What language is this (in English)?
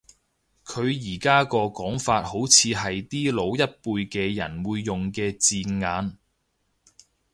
Cantonese